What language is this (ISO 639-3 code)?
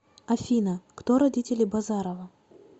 rus